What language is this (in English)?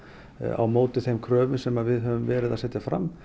Icelandic